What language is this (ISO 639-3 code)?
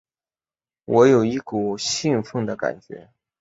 zho